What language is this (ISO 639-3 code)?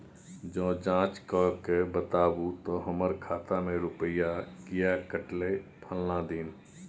mai